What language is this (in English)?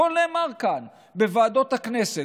Hebrew